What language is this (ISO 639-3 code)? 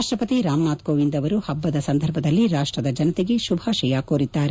kan